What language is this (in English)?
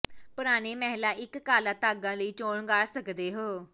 Punjabi